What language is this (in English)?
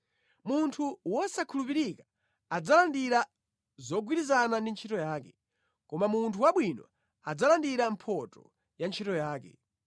Nyanja